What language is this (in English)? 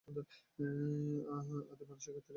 Bangla